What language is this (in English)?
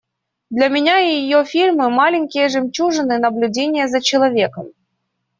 Russian